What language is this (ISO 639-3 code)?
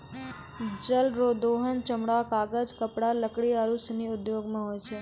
mai